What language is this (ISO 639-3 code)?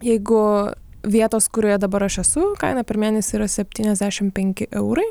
lit